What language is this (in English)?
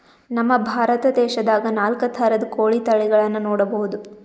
Kannada